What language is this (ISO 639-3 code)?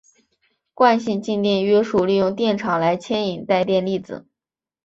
zho